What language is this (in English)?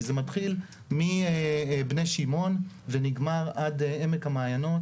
Hebrew